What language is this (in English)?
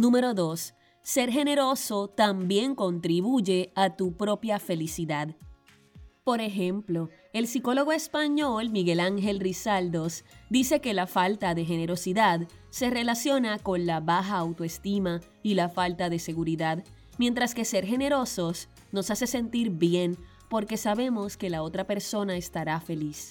Spanish